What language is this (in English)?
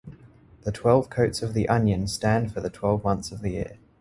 English